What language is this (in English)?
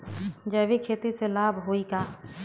Bhojpuri